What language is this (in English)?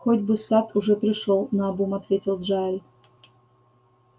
Russian